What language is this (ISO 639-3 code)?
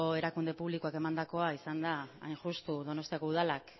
eus